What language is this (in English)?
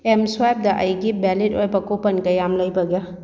Manipuri